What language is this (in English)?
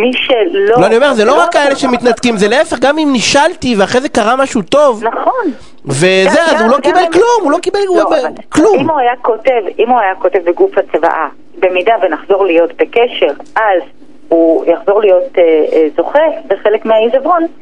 Hebrew